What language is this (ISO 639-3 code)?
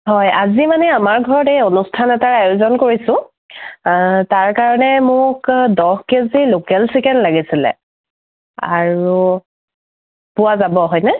asm